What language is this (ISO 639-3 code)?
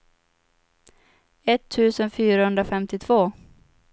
swe